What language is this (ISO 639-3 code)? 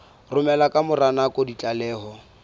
sot